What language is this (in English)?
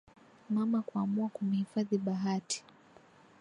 Swahili